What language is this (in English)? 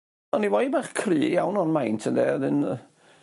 Welsh